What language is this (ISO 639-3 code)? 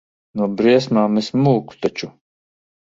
lav